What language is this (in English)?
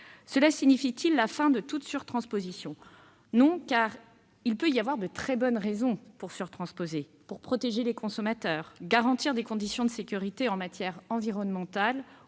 French